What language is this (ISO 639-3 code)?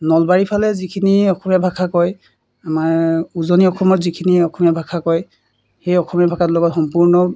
asm